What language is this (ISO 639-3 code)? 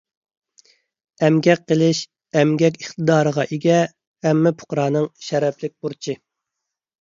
uig